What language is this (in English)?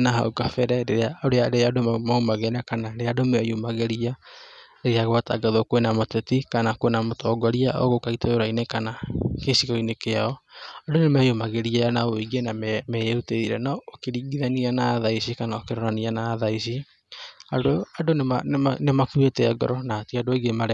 Kikuyu